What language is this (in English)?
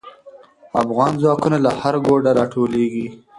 Pashto